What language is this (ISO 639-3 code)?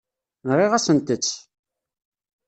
kab